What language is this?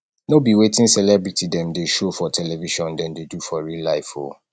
Nigerian Pidgin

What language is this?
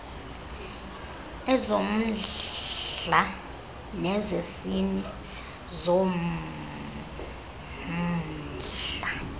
Xhosa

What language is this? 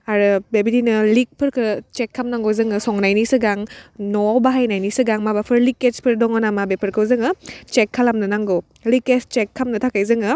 Bodo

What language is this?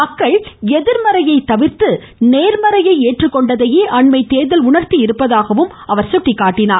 Tamil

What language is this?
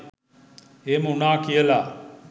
Sinhala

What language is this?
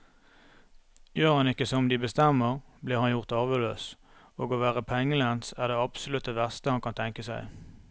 Norwegian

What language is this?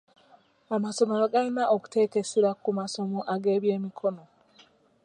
Ganda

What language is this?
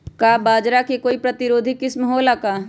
Magahi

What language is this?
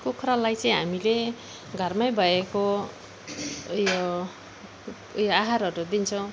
Nepali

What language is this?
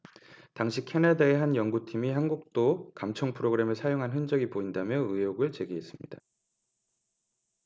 Korean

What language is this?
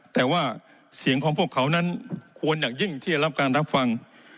Thai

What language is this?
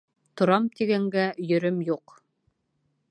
Bashkir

